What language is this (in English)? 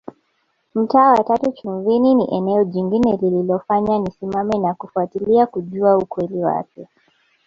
Swahili